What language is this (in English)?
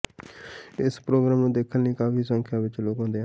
Punjabi